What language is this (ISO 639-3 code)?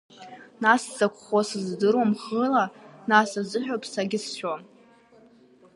abk